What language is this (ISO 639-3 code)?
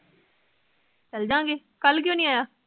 pan